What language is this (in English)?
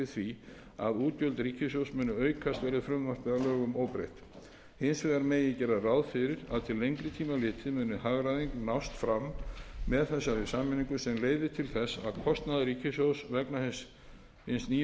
Icelandic